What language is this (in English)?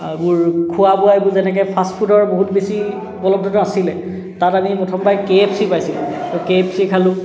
Assamese